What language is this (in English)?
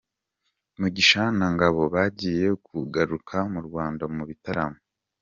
Kinyarwanda